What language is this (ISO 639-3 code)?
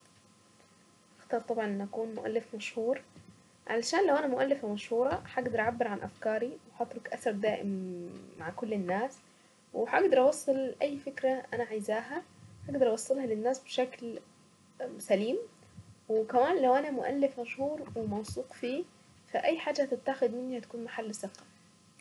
aec